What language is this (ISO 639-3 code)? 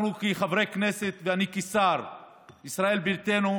heb